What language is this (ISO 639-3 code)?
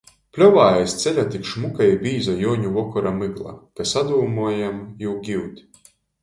ltg